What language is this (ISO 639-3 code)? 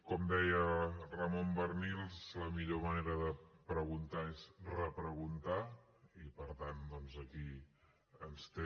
cat